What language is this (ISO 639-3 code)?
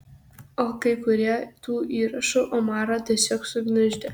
lit